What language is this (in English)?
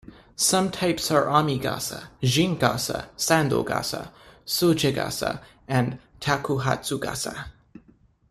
English